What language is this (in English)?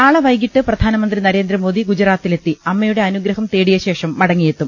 Malayalam